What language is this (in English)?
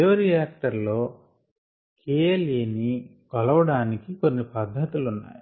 Telugu